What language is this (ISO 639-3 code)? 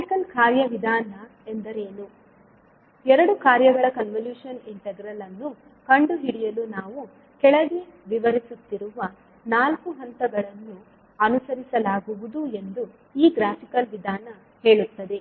kan